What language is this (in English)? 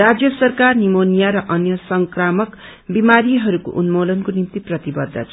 Nepali